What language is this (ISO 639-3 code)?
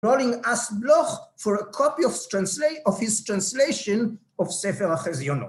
heb